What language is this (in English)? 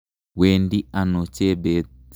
Kalenjin